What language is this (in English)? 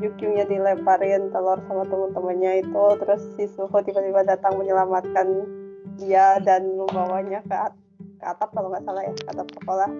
Indonesian